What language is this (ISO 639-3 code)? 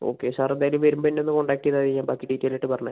mal